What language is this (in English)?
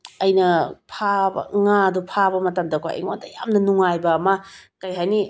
Manipuri